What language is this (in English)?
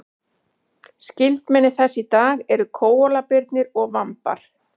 Icelandic